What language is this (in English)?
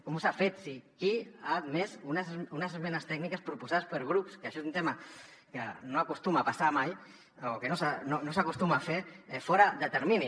Catalan